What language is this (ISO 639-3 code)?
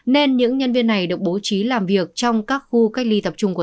vie